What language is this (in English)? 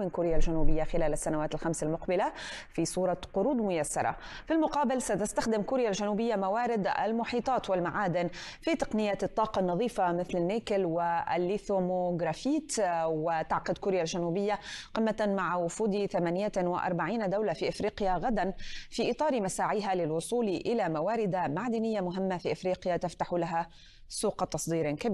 Arabic